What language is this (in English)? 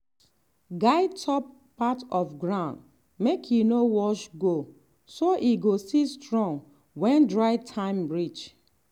Nigerian Pidgin